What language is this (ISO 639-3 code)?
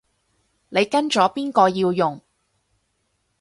yue